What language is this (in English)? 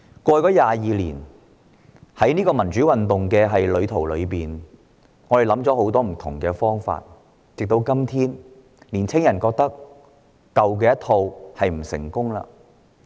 Cantonese